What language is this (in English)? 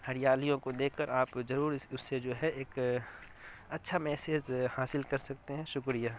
Urdu